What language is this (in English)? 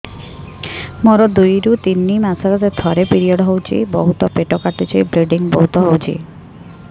Odia